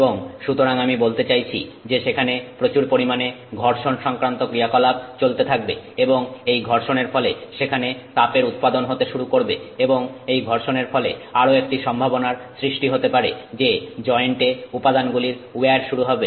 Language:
Bangla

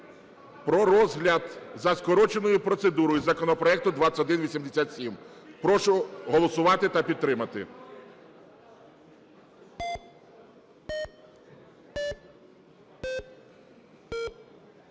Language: Ukrainian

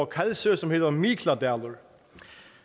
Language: Danish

